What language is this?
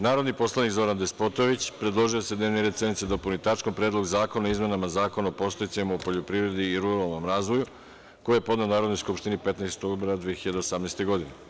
Serbian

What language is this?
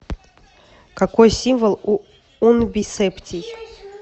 Russian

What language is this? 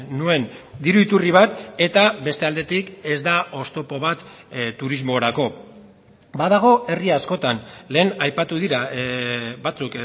Basque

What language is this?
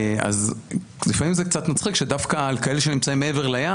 Hebrew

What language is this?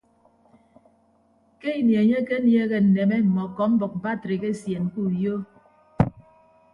Ibibio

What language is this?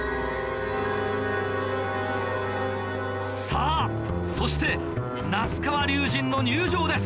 Japanese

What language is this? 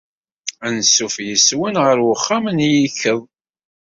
Kabyle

